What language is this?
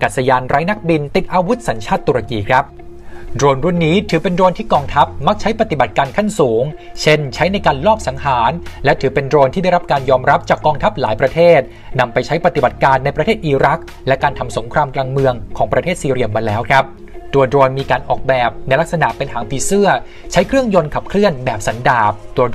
Thai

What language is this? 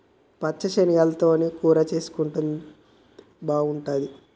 Telugu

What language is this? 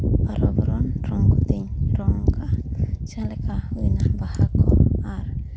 Santali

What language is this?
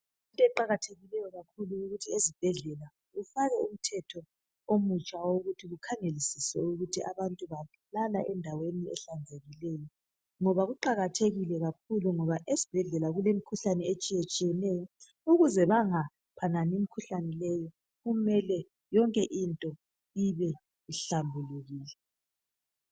North Ndebele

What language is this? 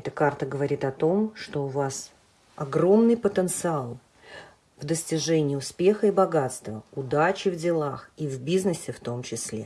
Russian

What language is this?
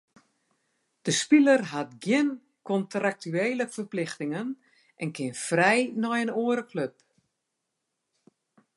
Western Frisian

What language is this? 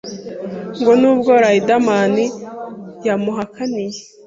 Kinyarwanda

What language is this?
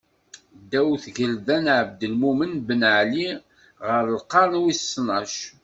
Kabyle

